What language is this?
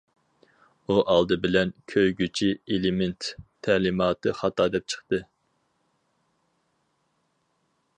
Uyghur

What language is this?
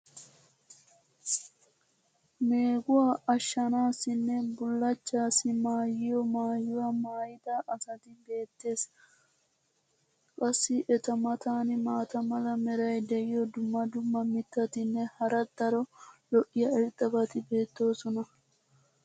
Wolaytta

